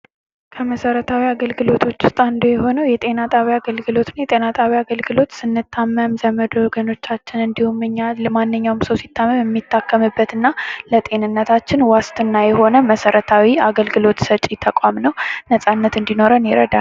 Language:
Amharic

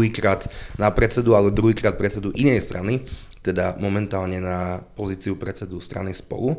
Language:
Slovak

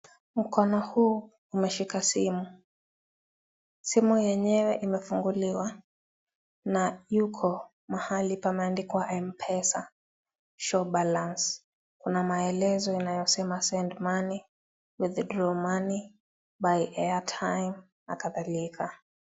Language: Swahili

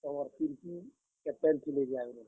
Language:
Odia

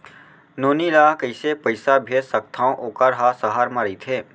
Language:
Chhattisgarhi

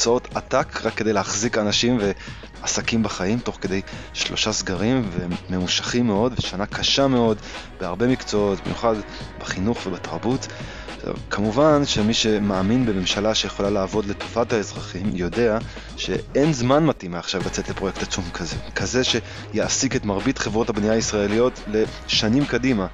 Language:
Hebrew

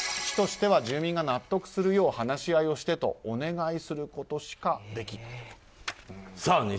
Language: Japanese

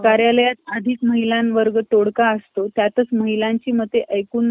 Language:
Marathi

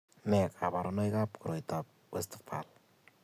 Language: Kalenjin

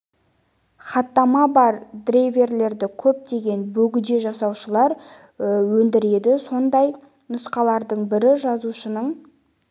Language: Kazakh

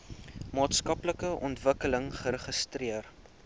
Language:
Afrikaans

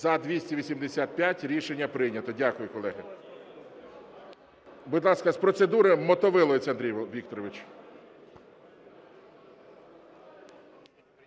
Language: Ukrainian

